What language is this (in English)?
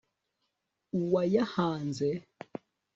Kinyarwanda